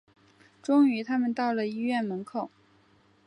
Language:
Chinese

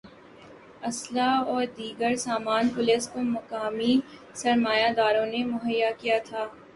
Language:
Urdu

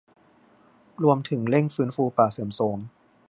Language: Thai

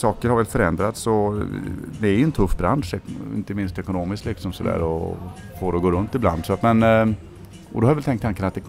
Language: Swedish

